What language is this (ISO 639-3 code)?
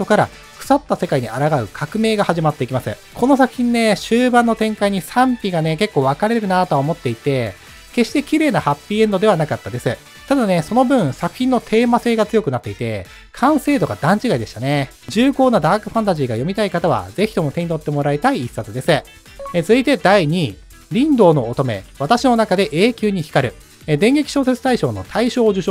jpn